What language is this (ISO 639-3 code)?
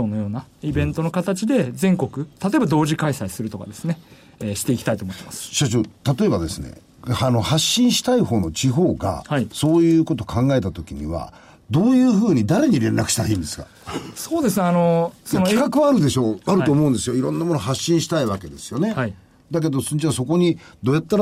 jpn